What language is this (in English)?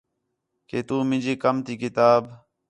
Khetrani